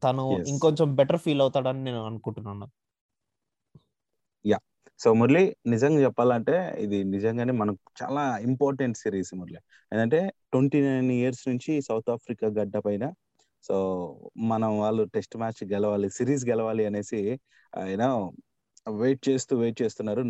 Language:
Telugu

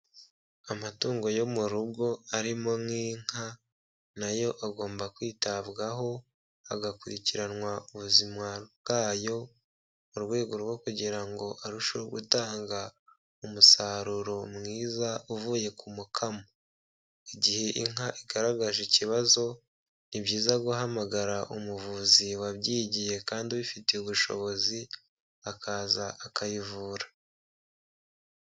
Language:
Kinyarwanda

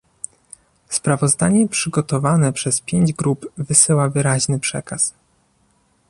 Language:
Polish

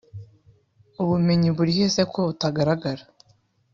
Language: Kinyarwanda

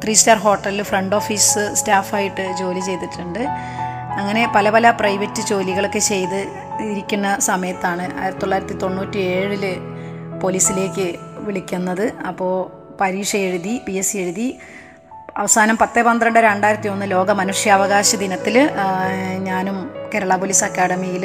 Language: Malayalam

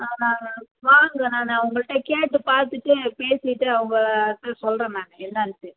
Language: Tamil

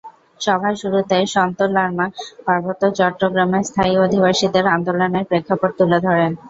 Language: Bangla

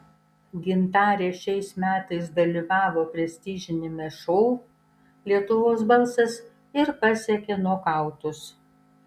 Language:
Lithuanian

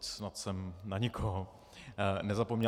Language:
Czech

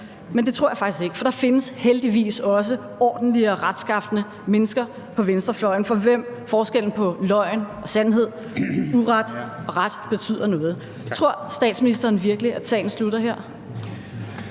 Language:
Danish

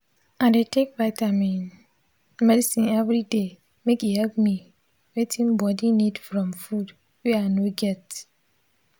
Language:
Nigerian Pidgin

